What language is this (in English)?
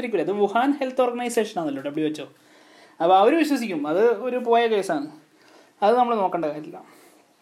Malayalam